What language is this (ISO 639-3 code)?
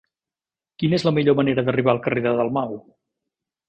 cat